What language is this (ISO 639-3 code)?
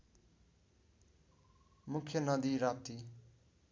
nep